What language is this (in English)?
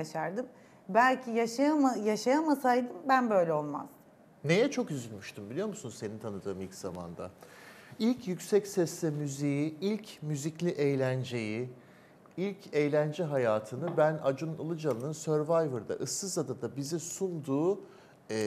Turkish